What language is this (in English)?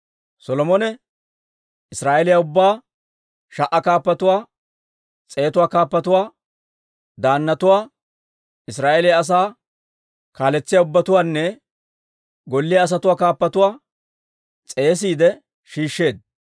Dawro